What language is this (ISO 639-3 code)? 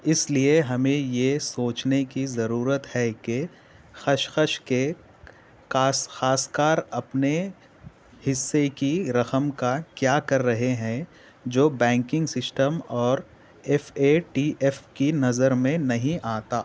urd